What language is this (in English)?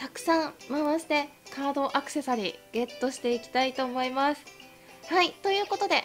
Japanese